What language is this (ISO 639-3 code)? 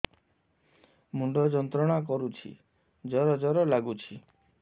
ori